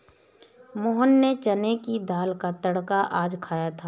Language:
Hindi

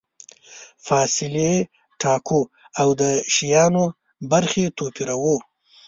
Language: Pashto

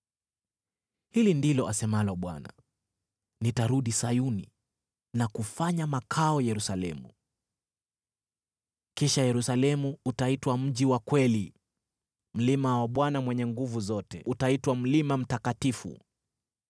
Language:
Swahili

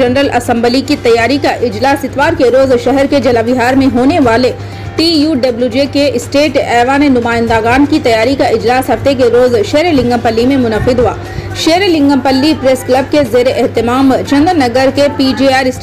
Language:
Hindi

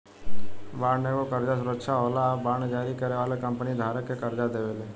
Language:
Bhojpuri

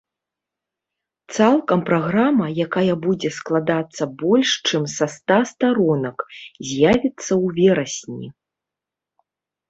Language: Belarusian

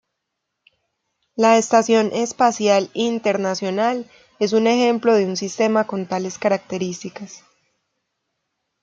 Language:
Spanish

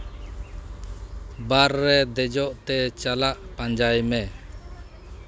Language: Santali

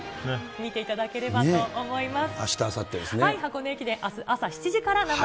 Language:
Japanese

